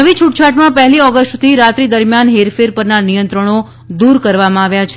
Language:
Gujarati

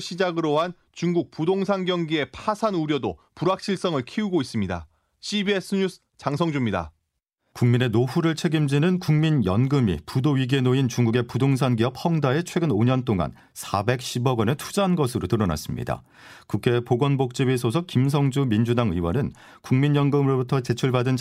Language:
Korean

